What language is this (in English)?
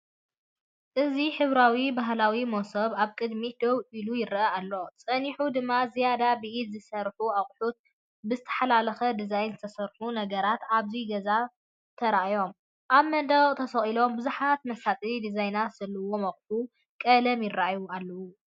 Tigrinya